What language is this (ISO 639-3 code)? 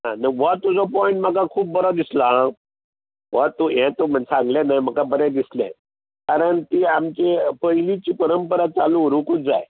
kok